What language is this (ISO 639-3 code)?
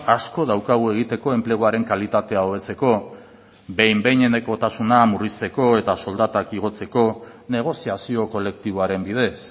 eus